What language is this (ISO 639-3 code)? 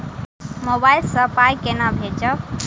mai